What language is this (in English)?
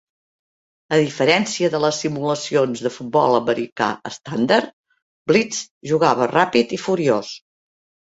Catalan